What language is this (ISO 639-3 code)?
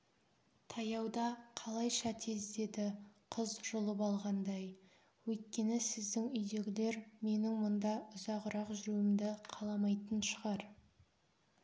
kaz